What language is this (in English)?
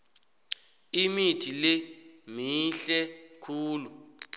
South Ndebele